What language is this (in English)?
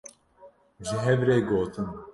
Kurdish